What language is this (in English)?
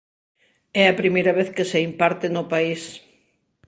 Galician